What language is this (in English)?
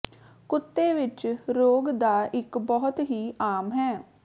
Punjabi